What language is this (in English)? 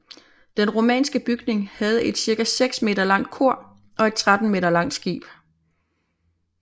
Danish